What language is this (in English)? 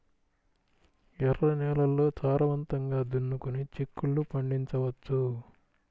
Telugu